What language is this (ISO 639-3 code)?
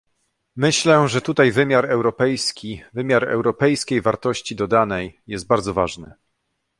pol